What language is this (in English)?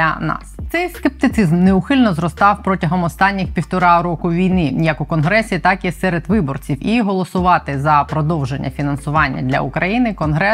Ukrainian